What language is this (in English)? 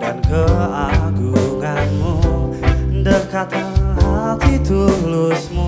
Indonesian